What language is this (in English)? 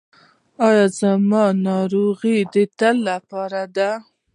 Pashto